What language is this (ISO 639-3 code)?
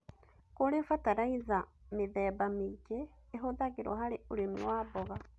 kik